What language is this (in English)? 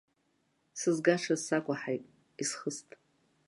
Abkhazian